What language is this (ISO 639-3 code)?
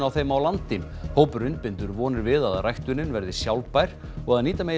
isl